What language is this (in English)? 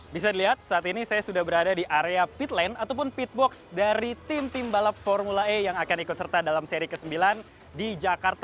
Indonesian